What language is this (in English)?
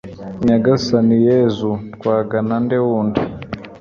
Kinyarwanda